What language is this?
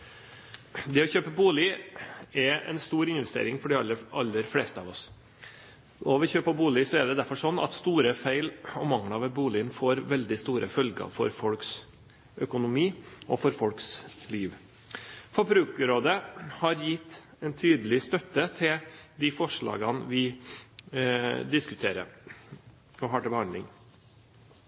Norwegian Bokmål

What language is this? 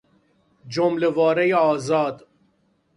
Persian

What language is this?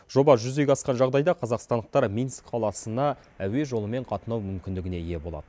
Kazakh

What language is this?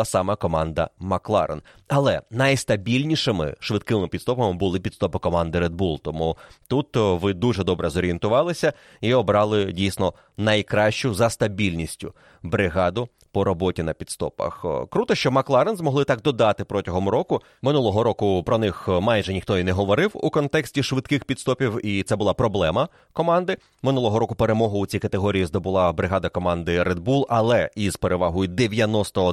Ukrainian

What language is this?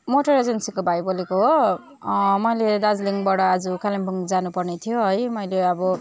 Nepali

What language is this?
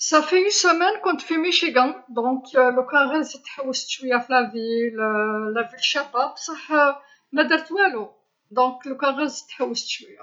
Algerian Arabic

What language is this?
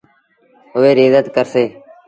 Sindhi Bhil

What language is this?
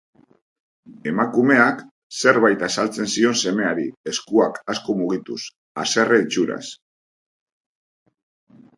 Basque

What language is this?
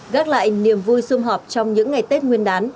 Vietnamese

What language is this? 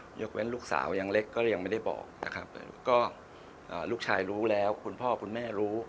Thai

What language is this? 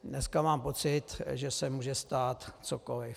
Czech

